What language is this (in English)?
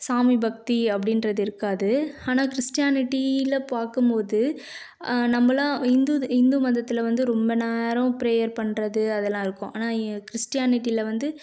Tamil